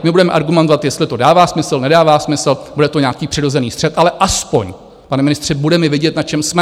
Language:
Czech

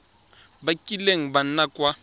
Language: Tswana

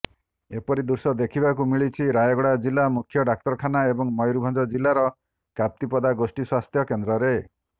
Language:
Odia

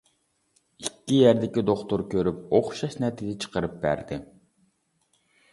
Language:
Uyghur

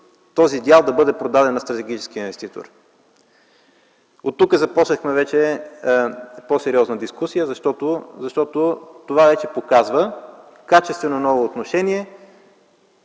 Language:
Bulgarian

